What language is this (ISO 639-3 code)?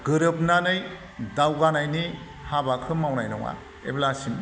brx